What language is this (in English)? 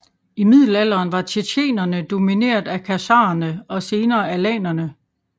Danish